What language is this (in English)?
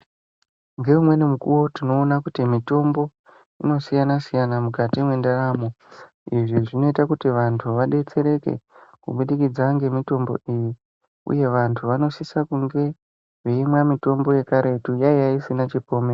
Ndau